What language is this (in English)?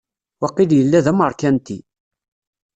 Kabyle